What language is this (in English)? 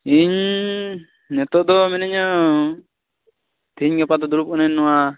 Santali